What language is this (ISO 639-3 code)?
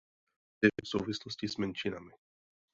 ces